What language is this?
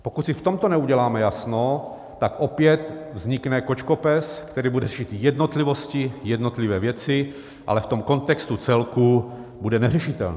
Czech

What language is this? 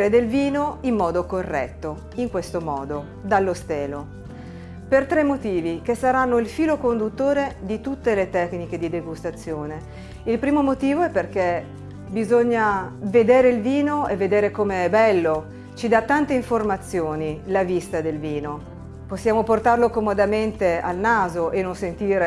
Italian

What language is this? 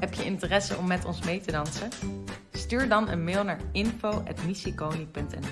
Dutch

